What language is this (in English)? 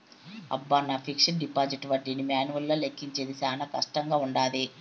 Telugu